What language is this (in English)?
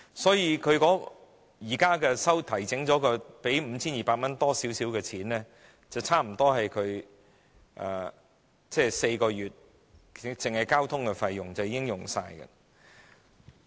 Cantonese